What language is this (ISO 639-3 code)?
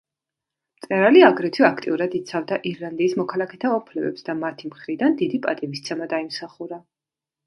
kat